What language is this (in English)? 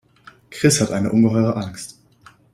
German